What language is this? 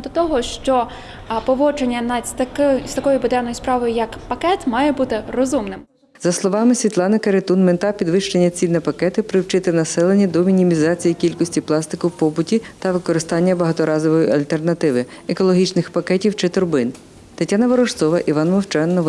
Ukrainian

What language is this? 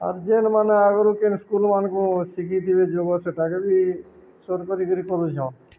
Odia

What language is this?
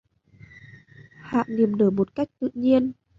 Vietnamese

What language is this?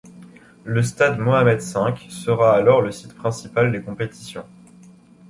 French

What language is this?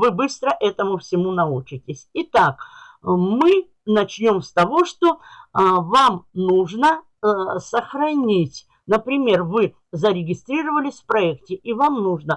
Russian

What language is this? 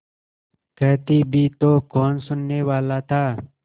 Hindi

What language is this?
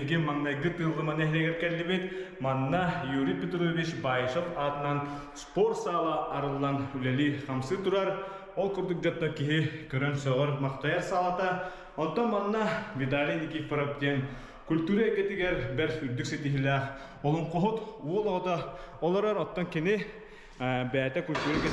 Turkish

